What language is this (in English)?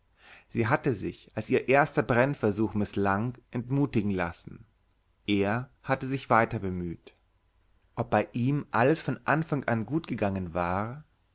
German